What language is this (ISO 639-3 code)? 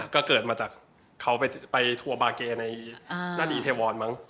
tha